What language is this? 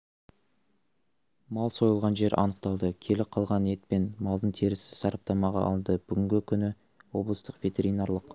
Kazakh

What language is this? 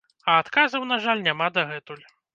Belarusian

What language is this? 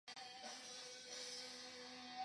Chinese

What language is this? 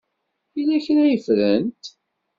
Kabyle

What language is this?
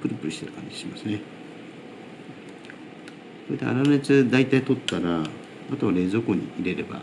Japanese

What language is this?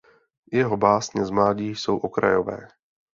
Czech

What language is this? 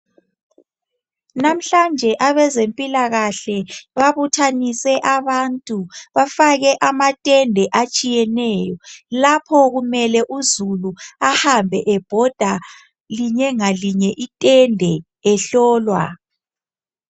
North Ndebele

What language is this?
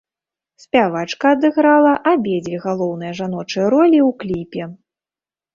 Belarusian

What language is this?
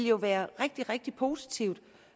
Danish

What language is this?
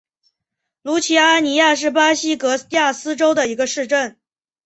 Chinese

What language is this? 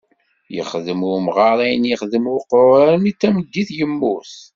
Kabyle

